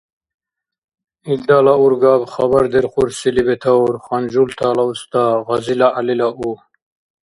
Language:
Dargwa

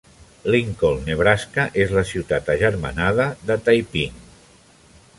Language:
Catalan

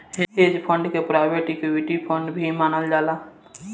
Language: Bhojpuri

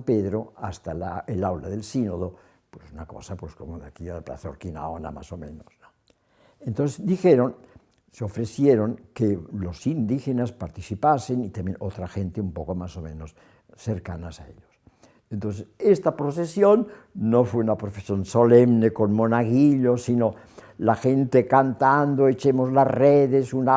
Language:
Spanish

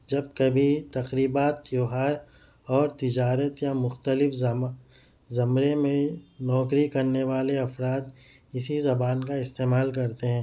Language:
Urdu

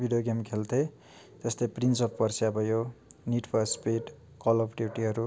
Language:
Nepali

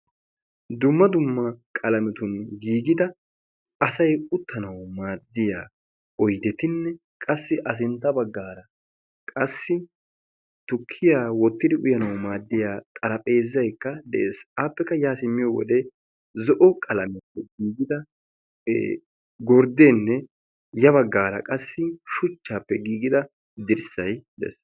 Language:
Wolaytta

